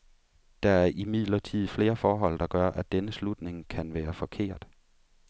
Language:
Danish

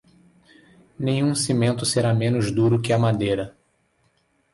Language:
Portuguese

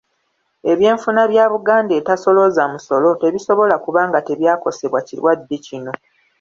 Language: Ganda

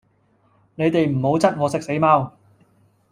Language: Cantonese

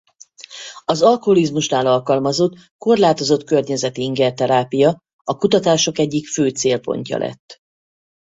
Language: Hungarian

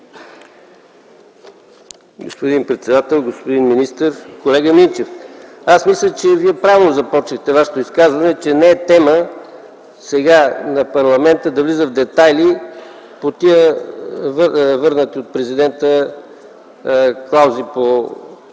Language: Bulgarian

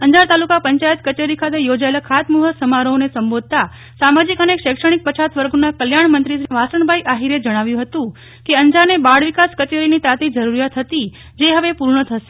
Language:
Gujarati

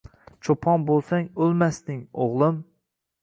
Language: Uzbek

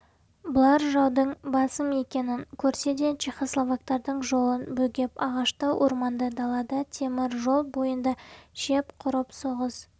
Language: Kazakh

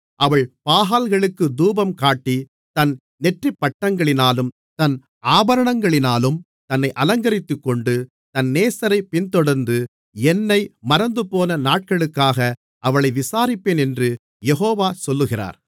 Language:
Tamil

